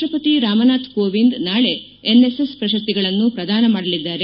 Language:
Kannada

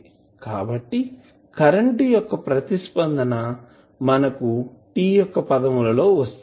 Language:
Telugu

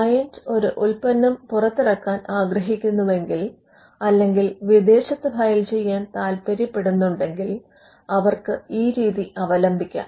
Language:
Malayalam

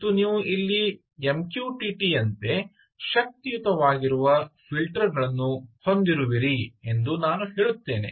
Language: Kannada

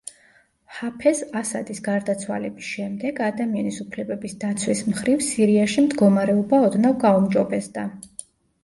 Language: Georgian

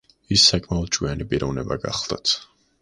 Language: Georgian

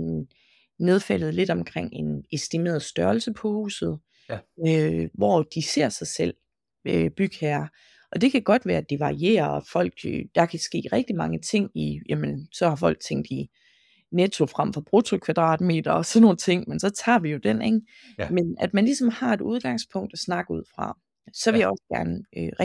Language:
Danish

